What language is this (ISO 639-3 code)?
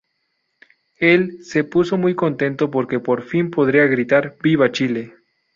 spa